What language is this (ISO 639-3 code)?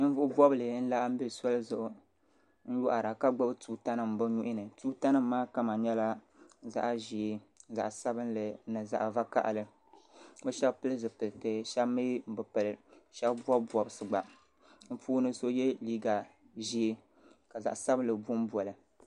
dag